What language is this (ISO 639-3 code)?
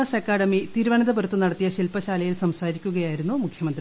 mal